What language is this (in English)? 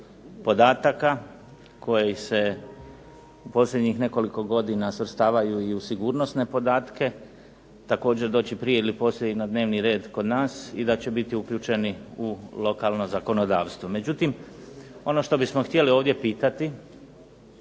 Croatian